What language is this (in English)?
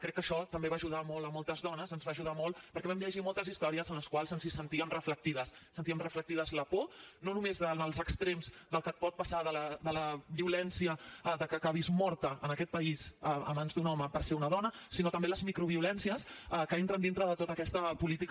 Catalan